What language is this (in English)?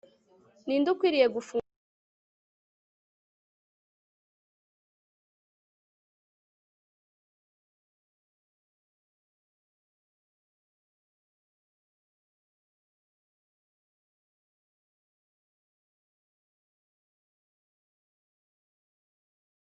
Kinyarwanda